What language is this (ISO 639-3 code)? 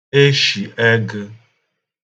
ibo